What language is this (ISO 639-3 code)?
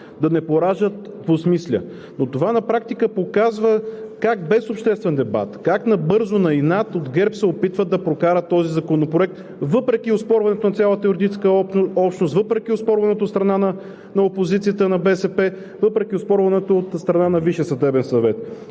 bul